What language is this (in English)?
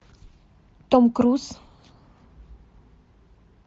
Russian